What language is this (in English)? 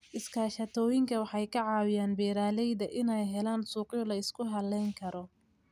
Somali